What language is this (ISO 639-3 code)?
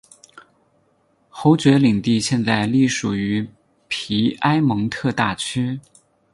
zho